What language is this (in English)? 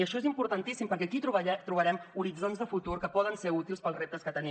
Catalan